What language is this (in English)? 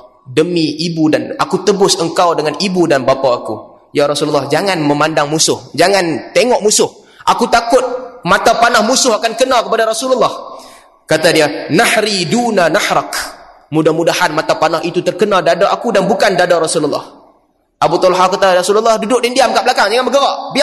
Malay